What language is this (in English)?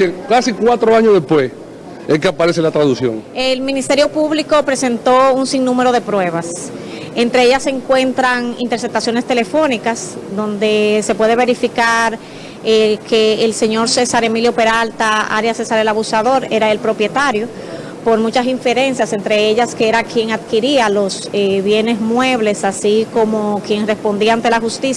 Spanish